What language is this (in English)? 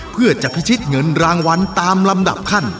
Thai